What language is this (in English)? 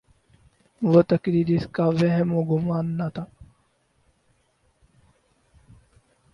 Urdu